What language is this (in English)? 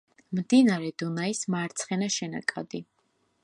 Georgian